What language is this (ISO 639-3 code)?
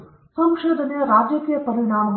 kan